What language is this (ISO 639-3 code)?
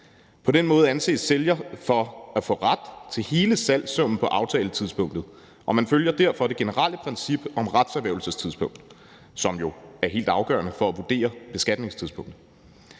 dan